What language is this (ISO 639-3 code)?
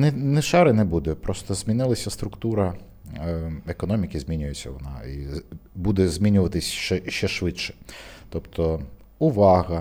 ukr